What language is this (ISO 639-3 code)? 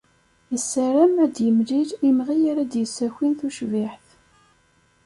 kab